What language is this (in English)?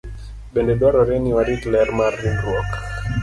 Luo (Kenya and Tanzania)